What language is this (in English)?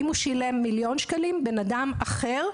Hebrew